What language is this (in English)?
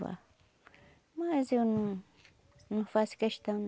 Portuguese